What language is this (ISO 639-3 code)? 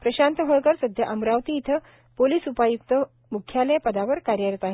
mar